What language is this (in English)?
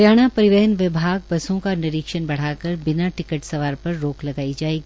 Hindi